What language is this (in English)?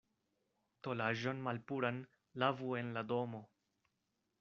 Esperanto